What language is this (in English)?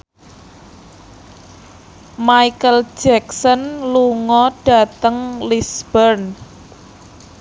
Javanese